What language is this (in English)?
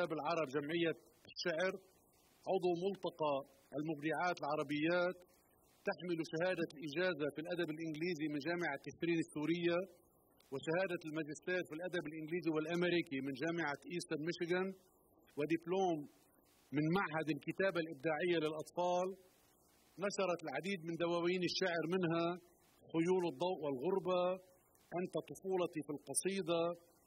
Arabic